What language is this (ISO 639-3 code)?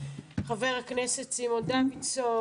heb